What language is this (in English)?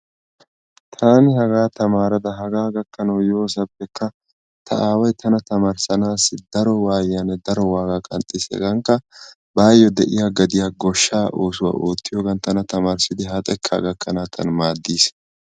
Wolaytta